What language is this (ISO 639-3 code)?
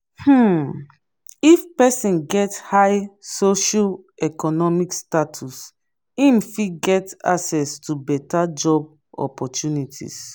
pcm